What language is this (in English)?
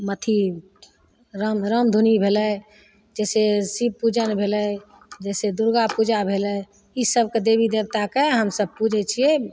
Maithili